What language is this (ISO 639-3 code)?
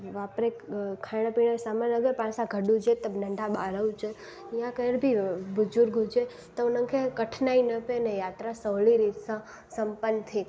snd